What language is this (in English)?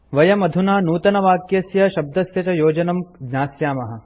Sanskrit